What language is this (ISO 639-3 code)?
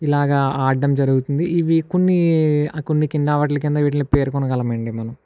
tel